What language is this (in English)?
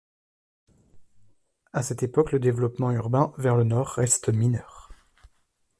French